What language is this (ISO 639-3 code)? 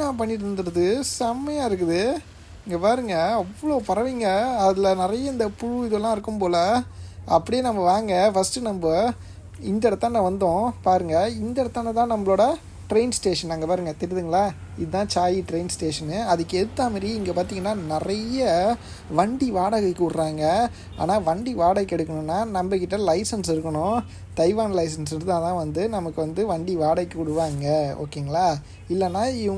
tha